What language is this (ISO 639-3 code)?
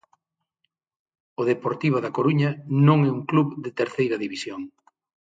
glg